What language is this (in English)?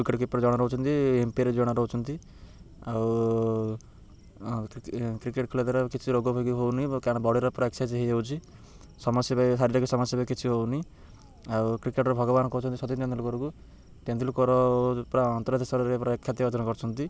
Odia